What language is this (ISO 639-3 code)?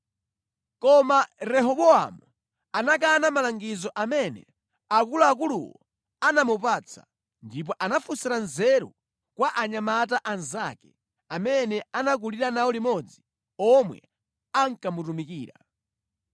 nya